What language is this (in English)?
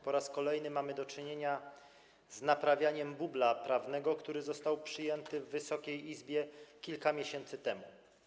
Polish